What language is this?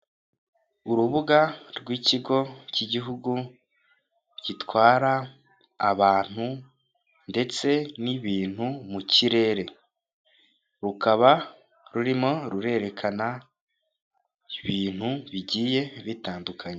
Kinyarwanda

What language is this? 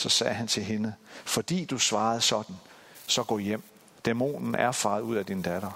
Danish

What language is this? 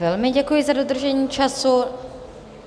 Czech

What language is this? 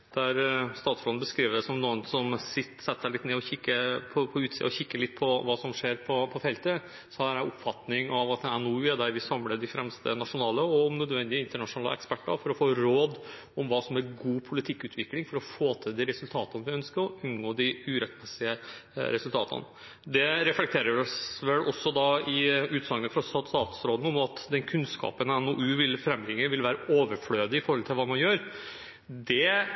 Norwegian Bokmål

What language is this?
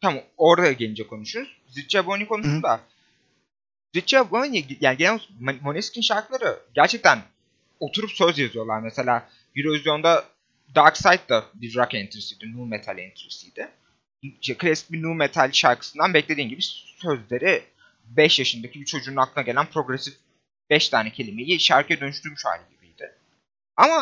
Turkish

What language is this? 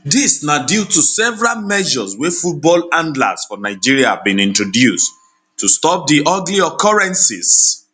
Nigerian Pidgin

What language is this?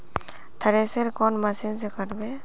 Magahi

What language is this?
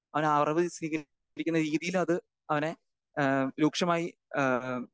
Malayalam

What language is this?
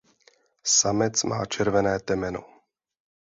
Czech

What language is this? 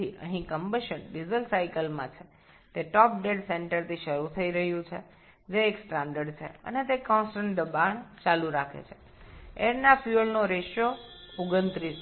Bangla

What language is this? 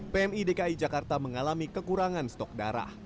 Indonesian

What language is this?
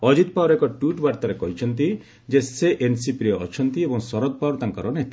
Odia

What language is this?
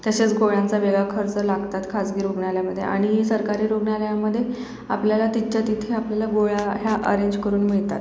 Marathi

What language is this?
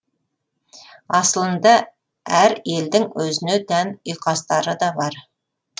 Kazakh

